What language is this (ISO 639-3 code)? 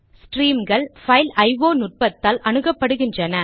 tam